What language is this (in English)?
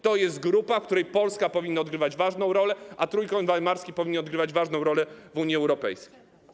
Polish